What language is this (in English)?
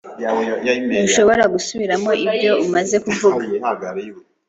Kinyarwanda